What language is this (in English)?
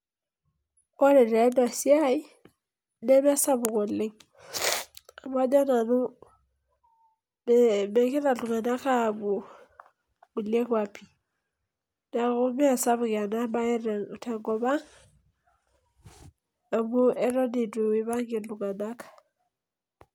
Masai